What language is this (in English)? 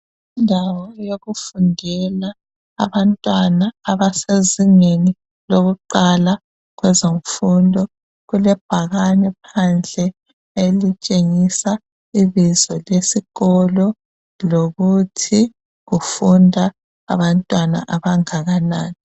North Ndebele